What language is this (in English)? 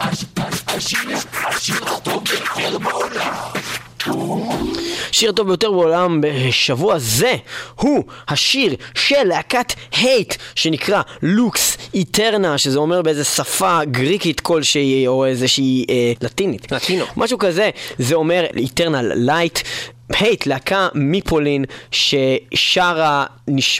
Hebrew